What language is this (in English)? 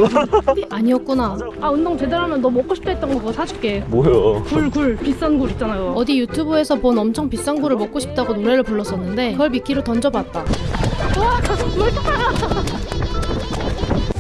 Korean